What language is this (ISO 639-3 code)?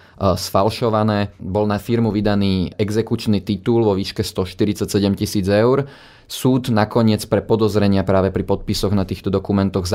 slk